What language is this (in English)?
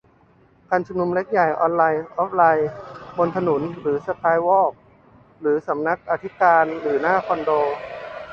Thai